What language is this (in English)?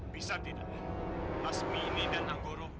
Indonesian